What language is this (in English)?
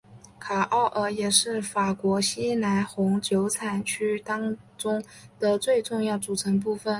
Chinese